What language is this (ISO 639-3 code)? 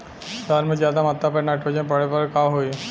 bho